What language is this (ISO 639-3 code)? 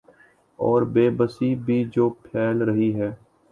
urd